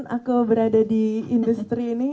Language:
Indonesian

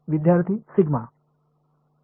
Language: Marathi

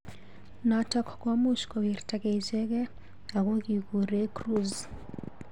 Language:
Kalenjin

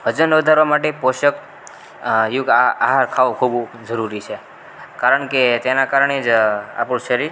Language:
Gujarati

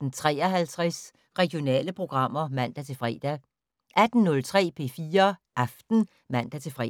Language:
Danish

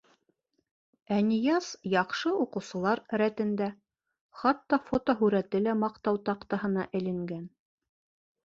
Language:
Bashkir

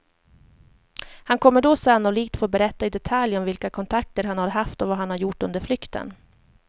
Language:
Swedish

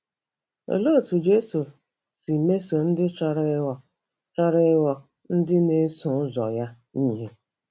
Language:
Igbo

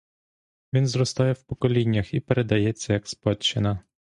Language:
Ukrainian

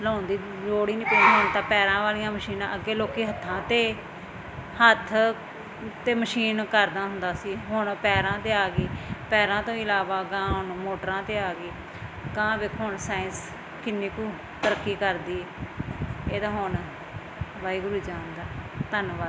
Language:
Punjabi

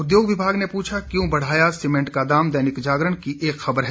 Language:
Hindi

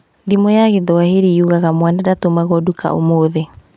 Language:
Kikuyu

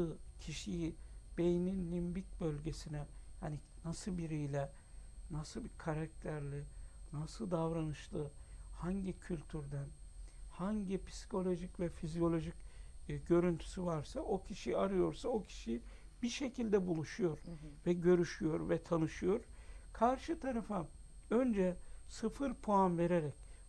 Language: Turkish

